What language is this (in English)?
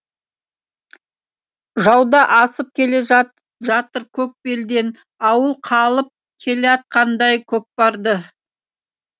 Kazakh